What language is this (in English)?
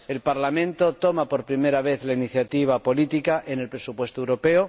Spanish